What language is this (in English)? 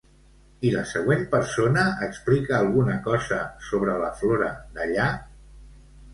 Catalan